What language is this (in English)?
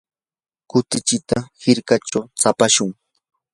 Yanahuanca Pasco Quechua